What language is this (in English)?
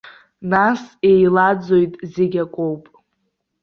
Abkhazian